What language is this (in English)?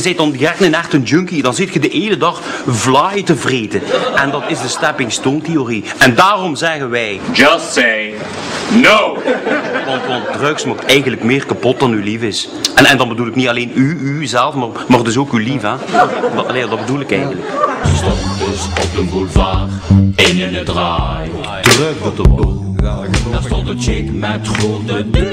Dutch